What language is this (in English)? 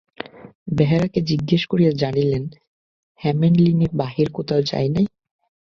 Bangla